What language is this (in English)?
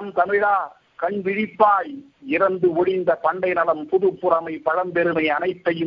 Tamil